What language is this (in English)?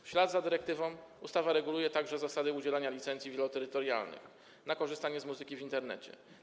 Polish